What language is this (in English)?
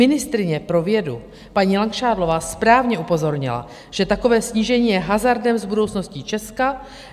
Czech